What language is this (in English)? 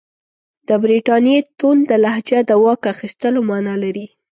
Pashto